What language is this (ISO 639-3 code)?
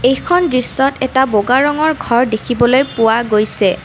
asm